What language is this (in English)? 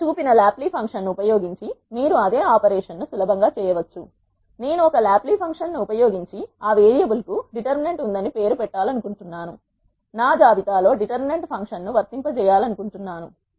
Telugu